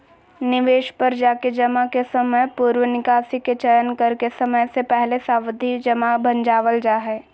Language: Magahi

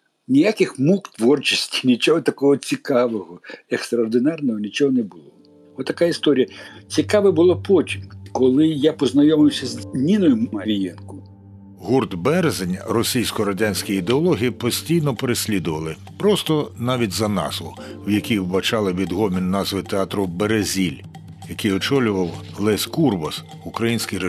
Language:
Ukrainian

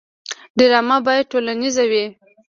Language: Pashto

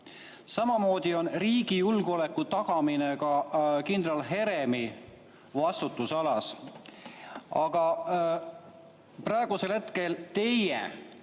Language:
Estonian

